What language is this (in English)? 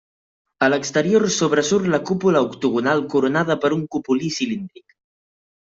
Catalan